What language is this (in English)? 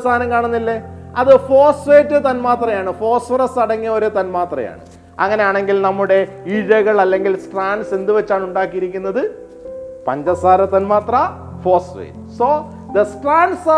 Malayalam